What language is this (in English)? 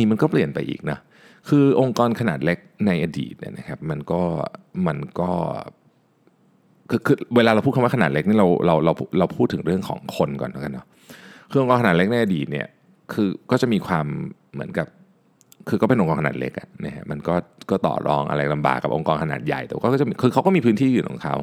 Thai